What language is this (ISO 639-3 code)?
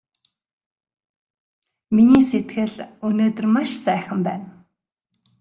mon